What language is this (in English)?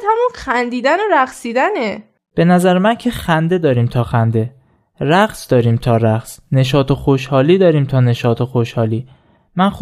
Persian